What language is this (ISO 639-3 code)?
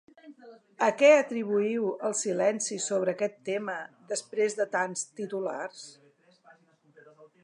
cat